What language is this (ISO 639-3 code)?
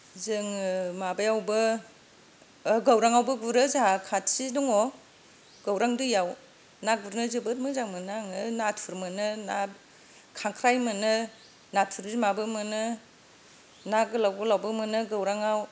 brx